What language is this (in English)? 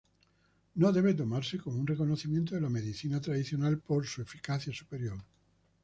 Spanish